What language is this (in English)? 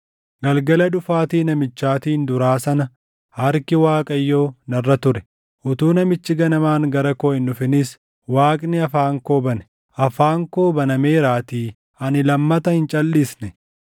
Oromo